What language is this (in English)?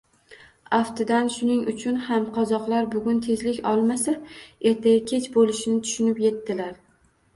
Uzbek